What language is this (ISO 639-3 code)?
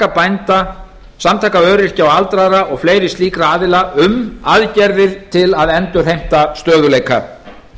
isl